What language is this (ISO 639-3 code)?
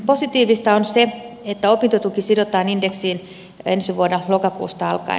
fin